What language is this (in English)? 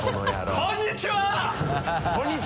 Japanese